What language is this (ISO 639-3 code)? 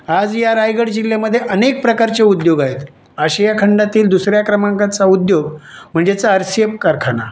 mar